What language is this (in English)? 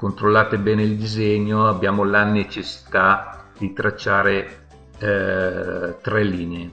Italian